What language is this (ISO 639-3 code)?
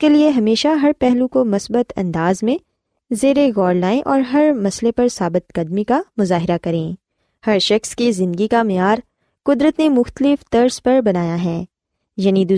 urd